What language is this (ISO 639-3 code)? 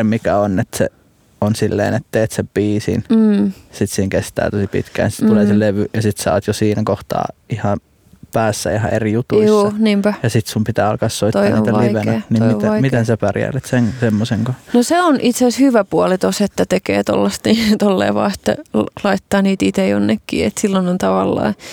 fin